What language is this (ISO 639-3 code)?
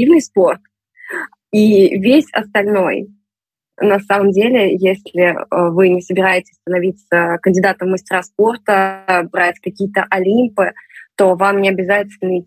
rus